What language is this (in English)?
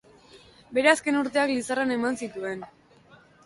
Basque